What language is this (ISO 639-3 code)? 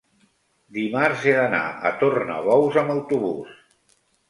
cat